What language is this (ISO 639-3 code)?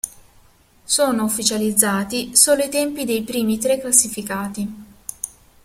ita